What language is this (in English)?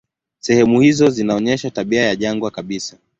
Swahili